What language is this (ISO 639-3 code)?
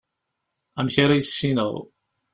kab